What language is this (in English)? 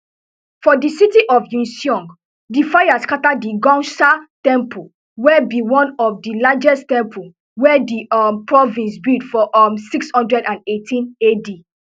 Nigerian Pidgin